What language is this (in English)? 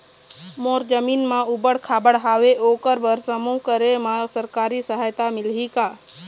Chhattisgarhi